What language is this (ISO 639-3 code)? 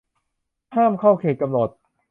tha